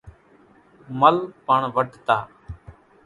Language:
Kachi Koli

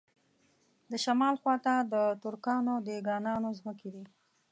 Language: Pashto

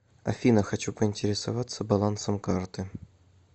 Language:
Russian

